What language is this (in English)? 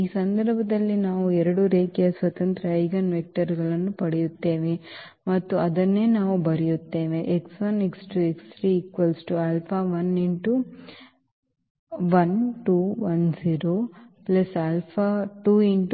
Kannada